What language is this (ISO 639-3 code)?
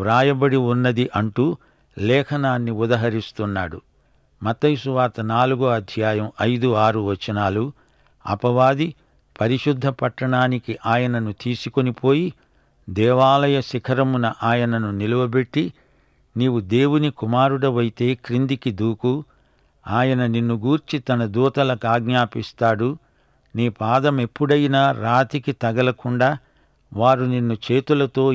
tel